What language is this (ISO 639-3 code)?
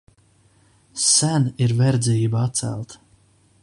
lav